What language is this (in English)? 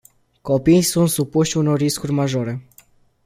Romanian